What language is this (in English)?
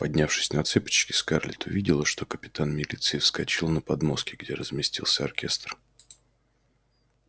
Russian